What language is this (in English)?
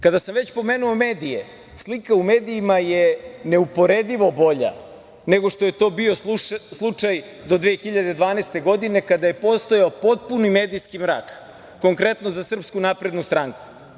Serbian